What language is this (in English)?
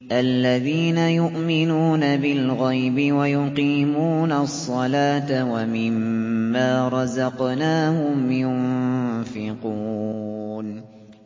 Arabic